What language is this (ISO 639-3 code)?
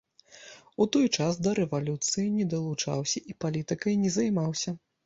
bel